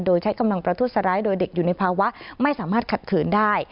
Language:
Thai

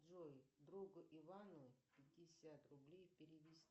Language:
Russian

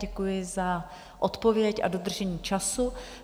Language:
Czech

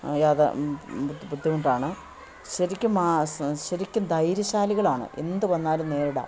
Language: Malayalam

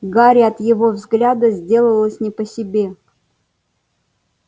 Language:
Russian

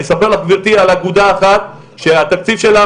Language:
Hebrew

